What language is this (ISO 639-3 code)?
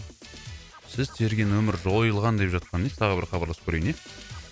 kaz